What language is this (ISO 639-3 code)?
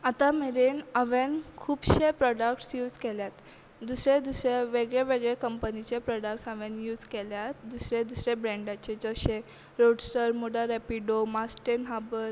kok